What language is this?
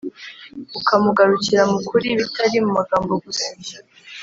Kinyarwanda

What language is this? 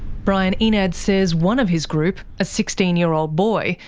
English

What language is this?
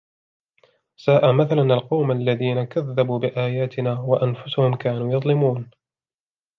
Arabic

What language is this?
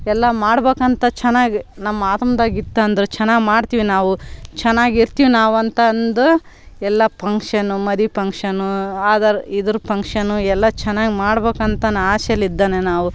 Kannada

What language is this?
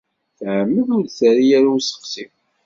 Kabyle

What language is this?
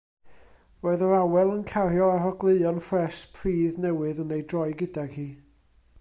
Welsh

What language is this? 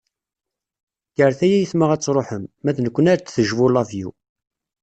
Kabyle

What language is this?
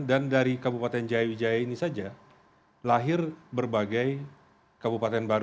Indonesian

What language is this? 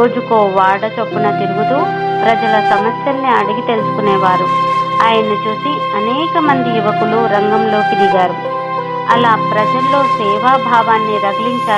Telugu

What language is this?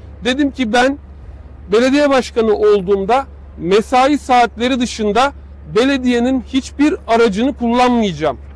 Turkish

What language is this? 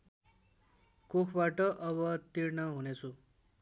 Nepali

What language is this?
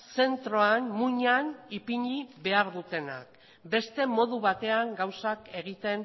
Basque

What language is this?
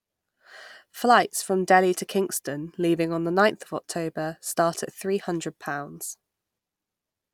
English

